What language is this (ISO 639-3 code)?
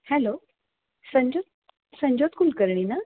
mar